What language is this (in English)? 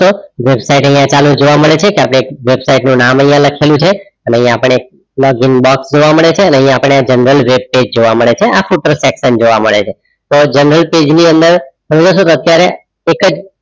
Gujarati